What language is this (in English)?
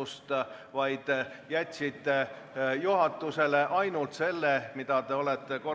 Estonian